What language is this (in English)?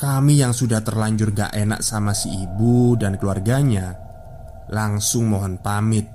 Indonesian